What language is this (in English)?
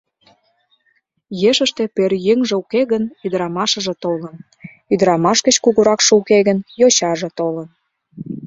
Mari